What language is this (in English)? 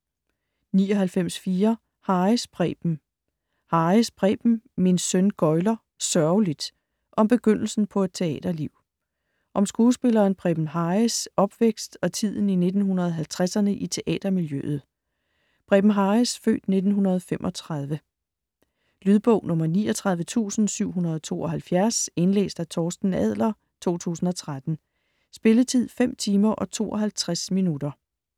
Danish